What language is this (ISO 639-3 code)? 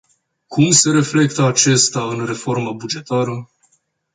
ron